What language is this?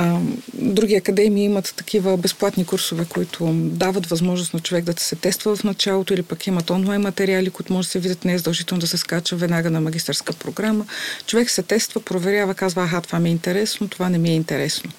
Bulgarian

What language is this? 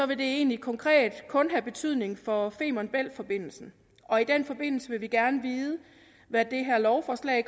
Danish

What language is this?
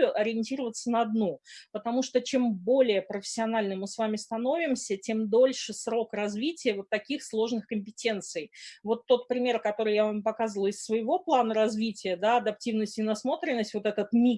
Russian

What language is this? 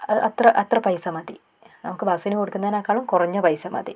Malayalam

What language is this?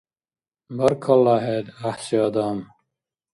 Dargwa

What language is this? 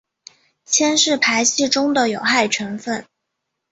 Chinese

